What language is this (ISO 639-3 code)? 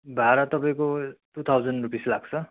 nep